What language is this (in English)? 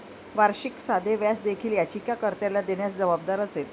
Marathi